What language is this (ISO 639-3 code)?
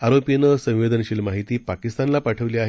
mar